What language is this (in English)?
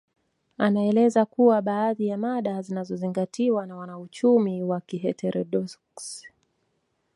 Swahili